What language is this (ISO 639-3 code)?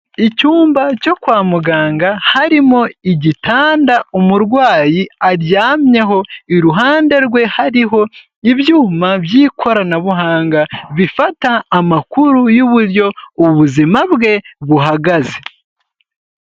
kin